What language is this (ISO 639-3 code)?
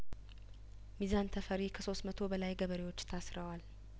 amh